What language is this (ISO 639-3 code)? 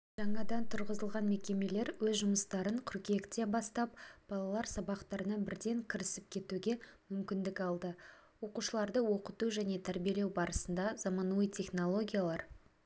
kaz